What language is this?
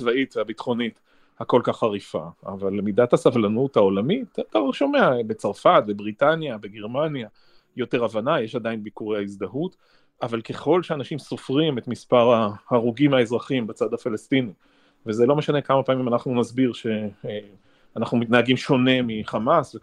Hebrew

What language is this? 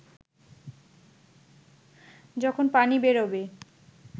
Bangla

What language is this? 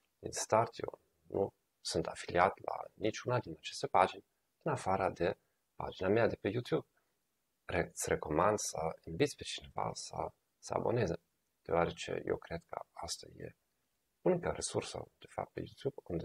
Romanian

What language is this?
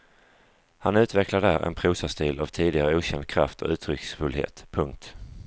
Swedish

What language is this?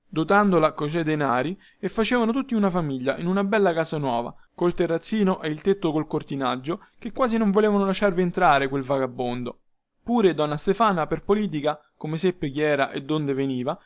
Italian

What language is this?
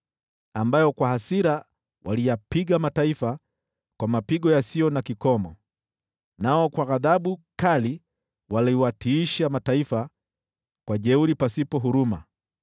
Swahili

